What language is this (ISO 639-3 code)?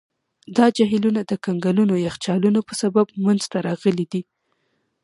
pus